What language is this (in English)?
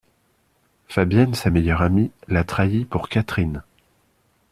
French